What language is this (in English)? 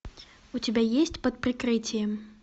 Russian